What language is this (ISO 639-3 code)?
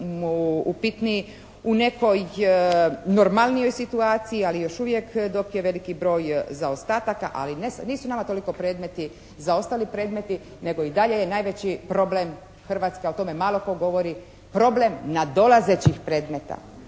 hrv